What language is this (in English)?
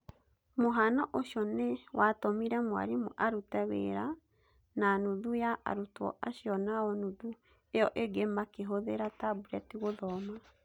Kikuyu